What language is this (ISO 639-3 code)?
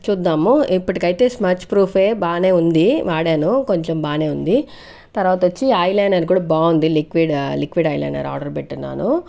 tel